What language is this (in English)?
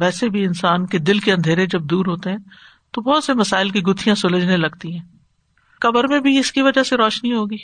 Urdu